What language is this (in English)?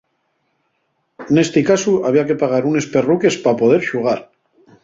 Asturian